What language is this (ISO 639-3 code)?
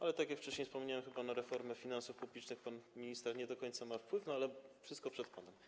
pol